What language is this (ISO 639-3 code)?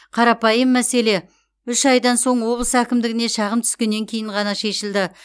kaz